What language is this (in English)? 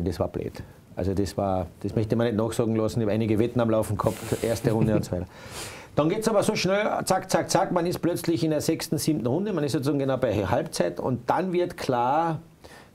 German